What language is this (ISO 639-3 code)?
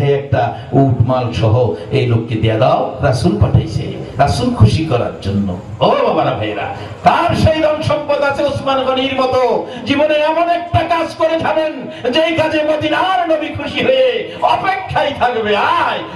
ind